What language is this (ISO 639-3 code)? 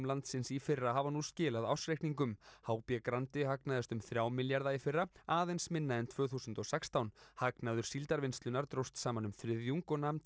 isl